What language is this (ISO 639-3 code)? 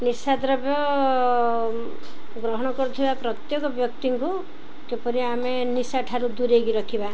ori